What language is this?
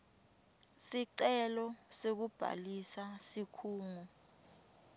Swati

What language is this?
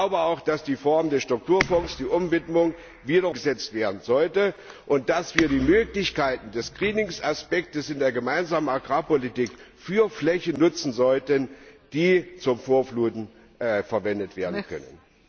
German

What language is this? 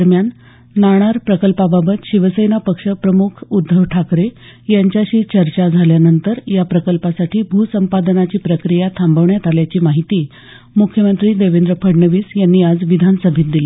Marathi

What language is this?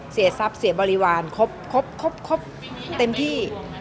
Thai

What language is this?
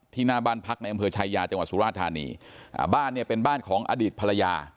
Thai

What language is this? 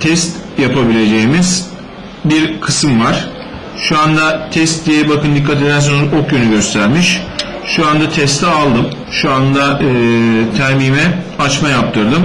Turkish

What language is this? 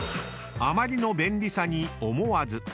Japanese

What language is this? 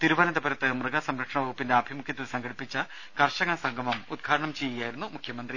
Malayalam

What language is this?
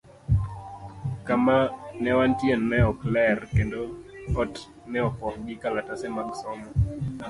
Luo (Kenya and Tanzania)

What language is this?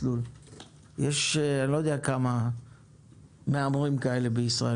Hebrew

